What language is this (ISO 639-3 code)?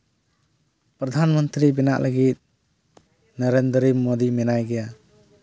sat